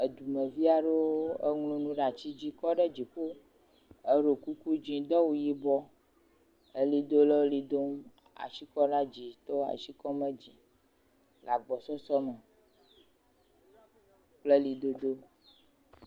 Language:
Ewe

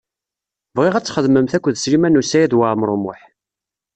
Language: Kabyle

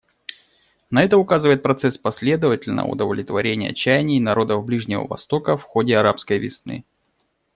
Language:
Russian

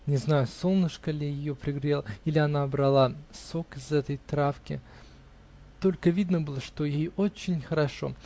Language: Russian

